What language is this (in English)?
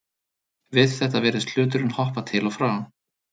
Icelandic